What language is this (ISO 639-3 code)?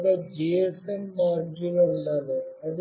tel